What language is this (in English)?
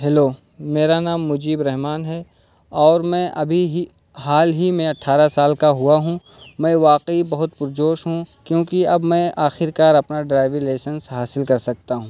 Urdu